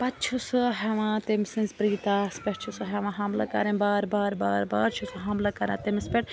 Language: Kashmiri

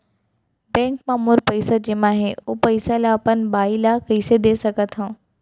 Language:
Chhattisgarhi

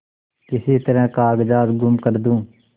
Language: Hindi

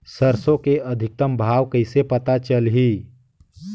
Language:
Chhattisgarhi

